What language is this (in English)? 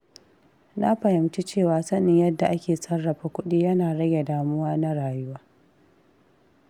Hausa